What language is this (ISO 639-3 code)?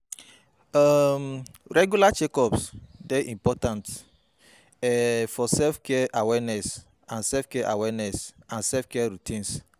pcm